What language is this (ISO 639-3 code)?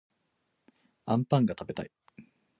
jpn